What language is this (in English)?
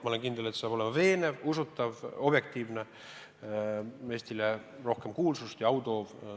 Estonian